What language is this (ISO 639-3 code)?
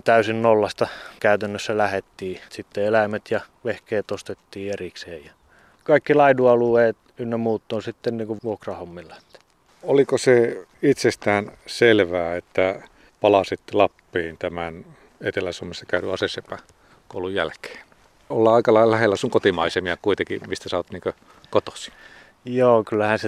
fin